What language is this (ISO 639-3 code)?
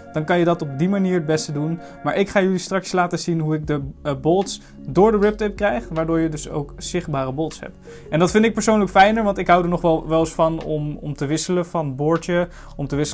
nld